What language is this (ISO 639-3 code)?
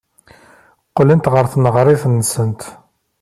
kab